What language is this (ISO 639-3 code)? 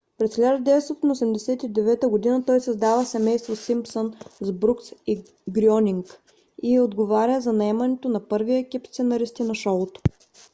bul